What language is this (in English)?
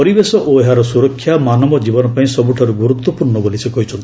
Odia